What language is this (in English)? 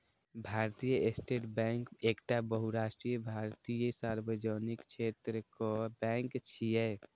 Maithili